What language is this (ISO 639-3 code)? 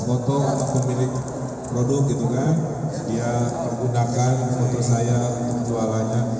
ind